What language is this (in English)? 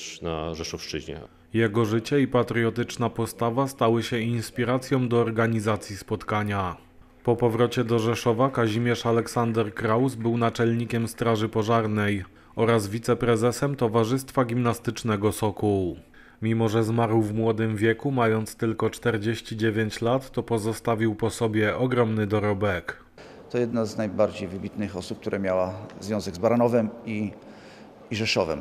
Polish